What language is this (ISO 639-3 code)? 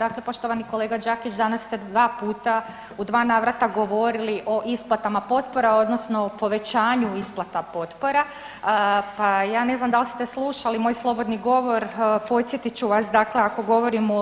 hrv